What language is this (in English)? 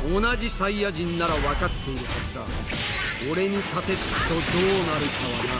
Japanese